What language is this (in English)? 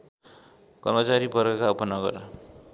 Nepali